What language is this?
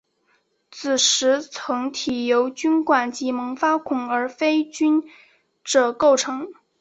Chinese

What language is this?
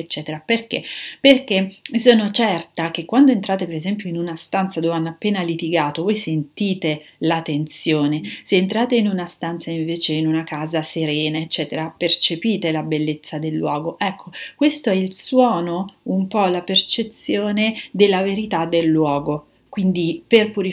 Italian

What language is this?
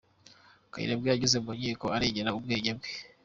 Kinyarwanda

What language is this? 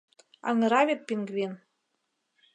Mari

